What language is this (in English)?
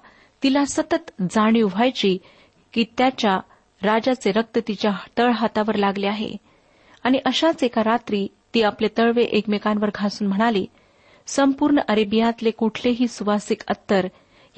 Marathi